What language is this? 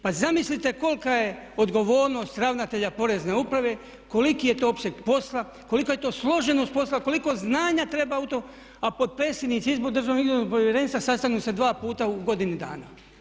Croatian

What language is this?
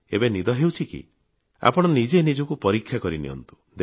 Odia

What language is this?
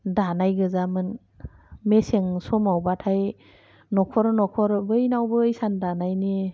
Bodo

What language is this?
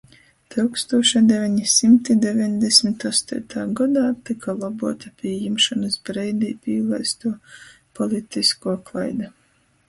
Latgalian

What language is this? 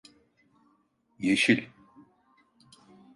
Turkish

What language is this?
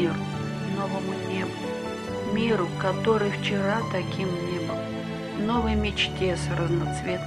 Russian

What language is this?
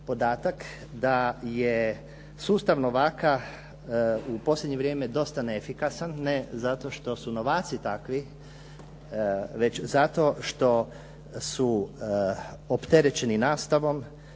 Croatian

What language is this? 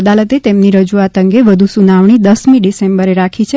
Gujarati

